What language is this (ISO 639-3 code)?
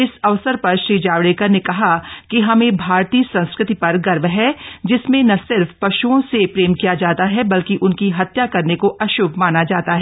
hin